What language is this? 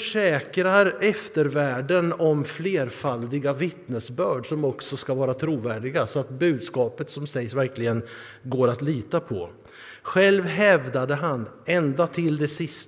Swedish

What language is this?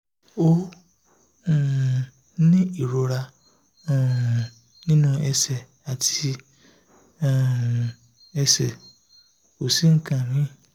Yoruba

